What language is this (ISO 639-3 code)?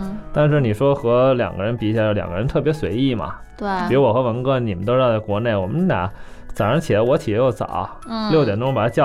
zho